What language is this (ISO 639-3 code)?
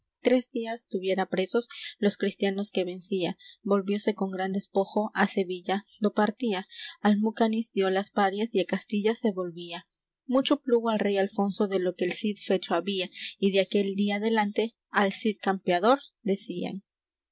spa